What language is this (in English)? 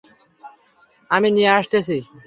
Bangla